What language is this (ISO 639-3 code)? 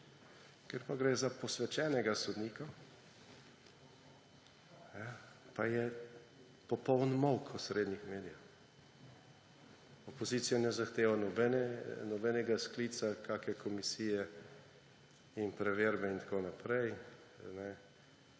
slv